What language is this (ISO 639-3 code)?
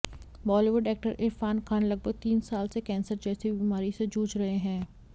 hin